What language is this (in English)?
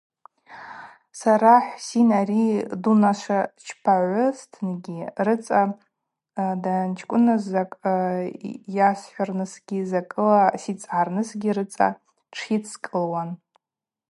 Abaza